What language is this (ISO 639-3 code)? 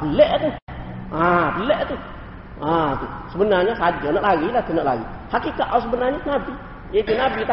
msa